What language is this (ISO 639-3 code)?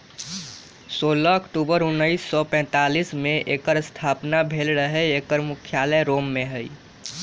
mag